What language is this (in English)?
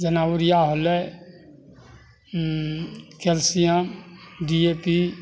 Maithili